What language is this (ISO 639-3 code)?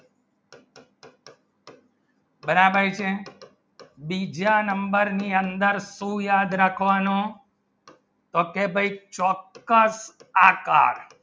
guj